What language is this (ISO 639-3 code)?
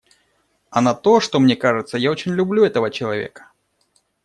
rus